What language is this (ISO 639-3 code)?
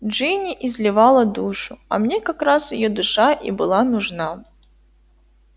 rus